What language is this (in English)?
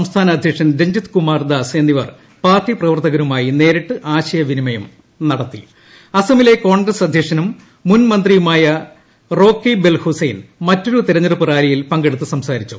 Malayalam